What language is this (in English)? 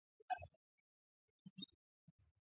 Swahili